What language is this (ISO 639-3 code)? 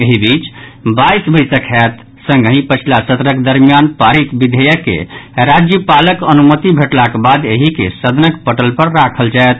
mai